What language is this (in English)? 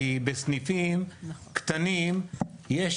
Hebrew